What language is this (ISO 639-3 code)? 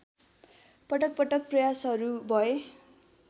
nep